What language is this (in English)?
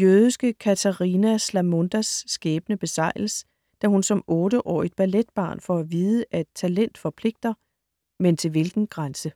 Danish